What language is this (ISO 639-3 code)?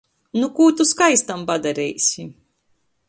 ltg